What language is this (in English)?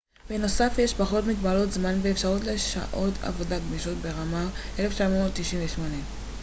Hebrew